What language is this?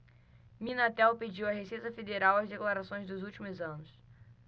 Portuguese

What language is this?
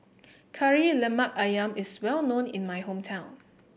English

